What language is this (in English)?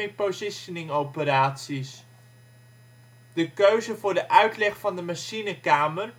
Dutch